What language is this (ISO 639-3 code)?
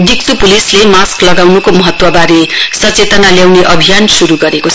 nep